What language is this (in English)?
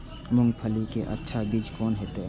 Maithili